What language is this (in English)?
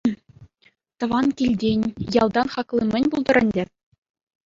Chuvash